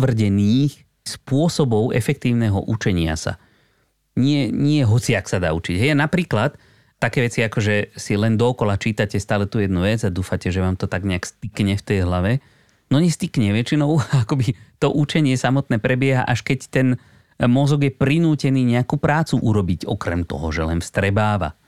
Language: Slovak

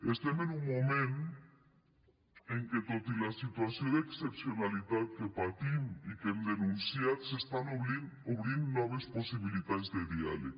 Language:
Catalan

